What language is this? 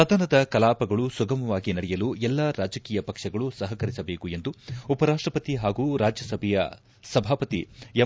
Kannada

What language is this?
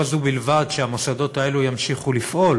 Hebrew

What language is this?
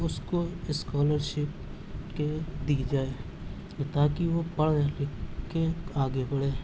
Urdu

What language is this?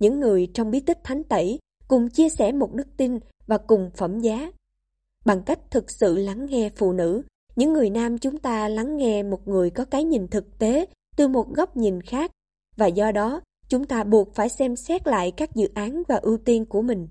Vietnamese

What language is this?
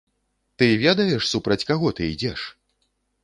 Belarusian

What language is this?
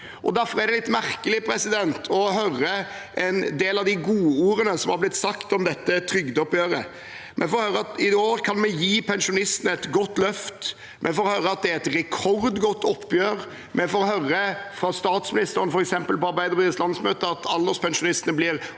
Norwegian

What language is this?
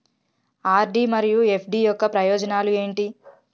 Telugu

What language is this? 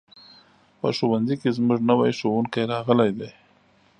Pashto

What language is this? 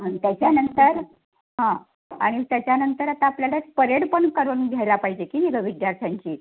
Marathi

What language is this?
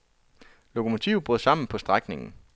Danish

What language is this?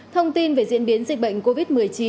Vietnamese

